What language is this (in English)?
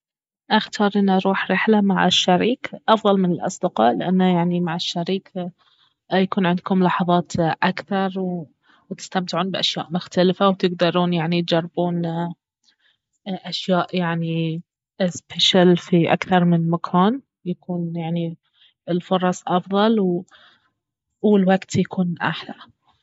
Baharna Arabic